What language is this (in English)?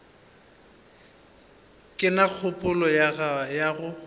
Northern Sotho